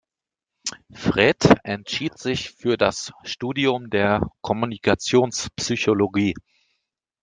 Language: German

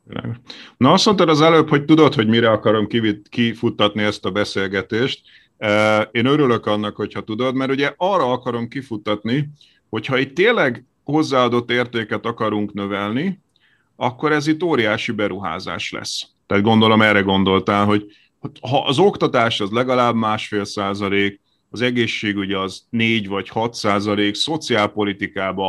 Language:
Hungarian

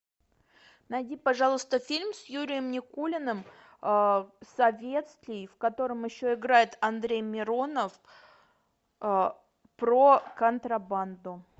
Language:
Russian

